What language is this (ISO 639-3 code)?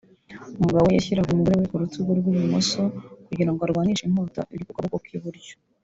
kin